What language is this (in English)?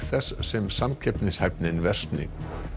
Icelandic